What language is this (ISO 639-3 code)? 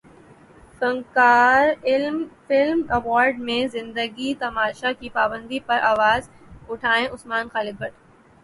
urd